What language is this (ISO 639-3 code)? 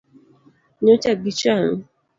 luo